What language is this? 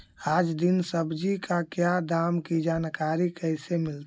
Magahi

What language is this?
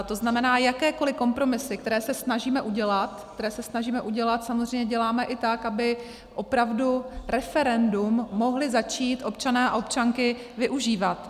Czech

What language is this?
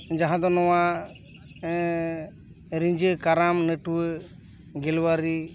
Santali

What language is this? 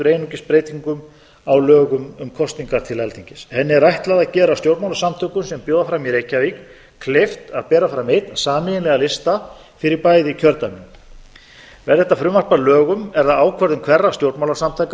Icelandic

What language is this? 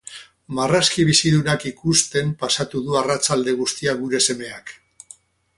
Basque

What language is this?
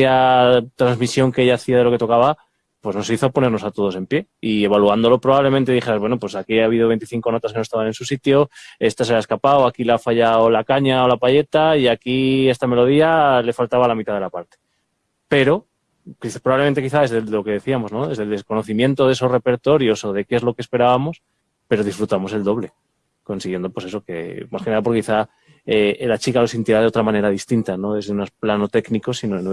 Spanish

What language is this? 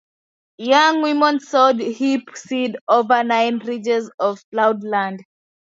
English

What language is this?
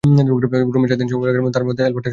Bangla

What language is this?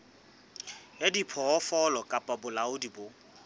Southern Sotho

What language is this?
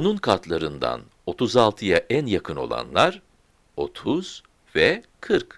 Turkish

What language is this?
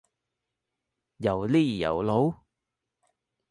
Cantonese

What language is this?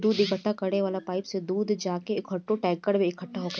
Bhojpuri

